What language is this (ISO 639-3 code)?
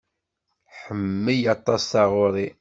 kab